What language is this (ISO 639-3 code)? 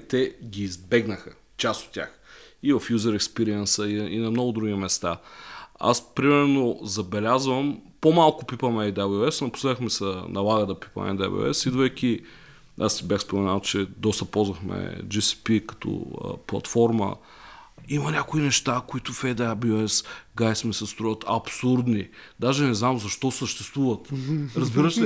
bul